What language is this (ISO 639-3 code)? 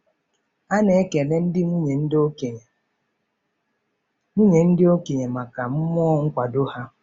ibo